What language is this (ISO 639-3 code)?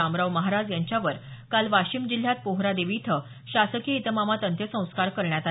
mar